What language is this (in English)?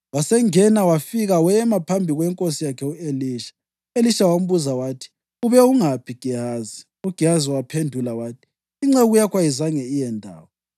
North Ndebele